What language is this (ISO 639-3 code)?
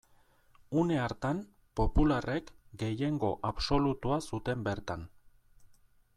eus